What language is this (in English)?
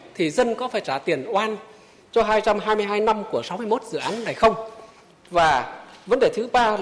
Vietnamese